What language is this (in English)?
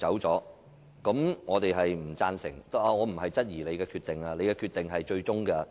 Cantonese